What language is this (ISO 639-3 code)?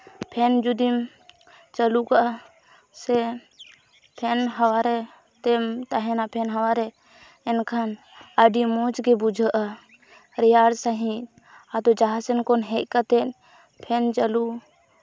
sat